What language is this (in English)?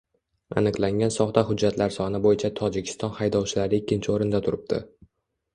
Uzbek